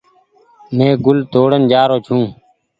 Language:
Goaria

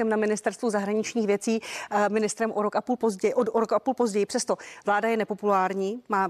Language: Czech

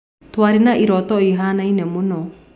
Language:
Kikuyu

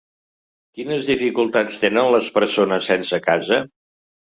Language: Catalan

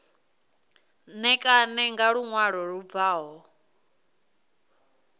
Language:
Venda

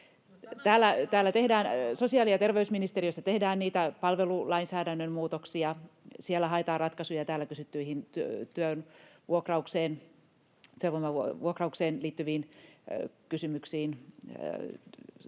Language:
Finnish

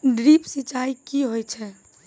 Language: Maithili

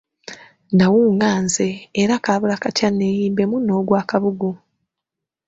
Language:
Ganda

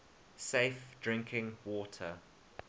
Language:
English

